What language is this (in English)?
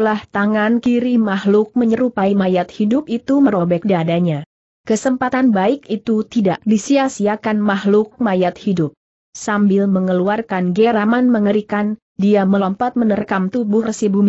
Indonesian